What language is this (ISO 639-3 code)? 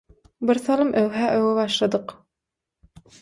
tuk